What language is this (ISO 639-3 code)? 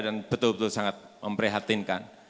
ind